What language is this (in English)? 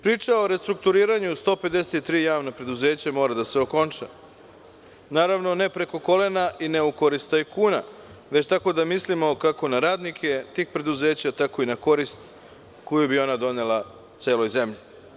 Serbian